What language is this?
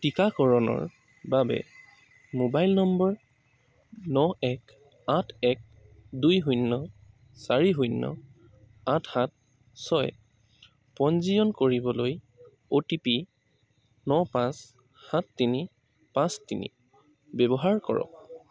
Assamese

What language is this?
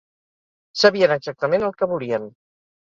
Catalan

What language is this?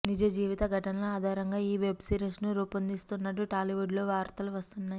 Telugu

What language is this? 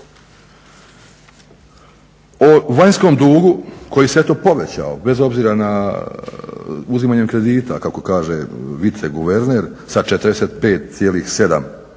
Croatian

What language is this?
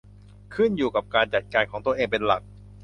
Thai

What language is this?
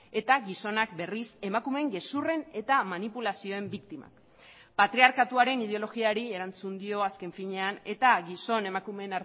Basque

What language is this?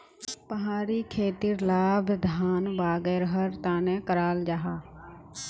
Magahi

